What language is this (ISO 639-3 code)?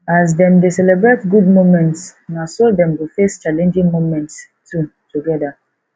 pcm